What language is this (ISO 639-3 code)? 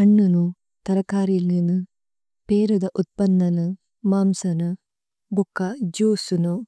tcy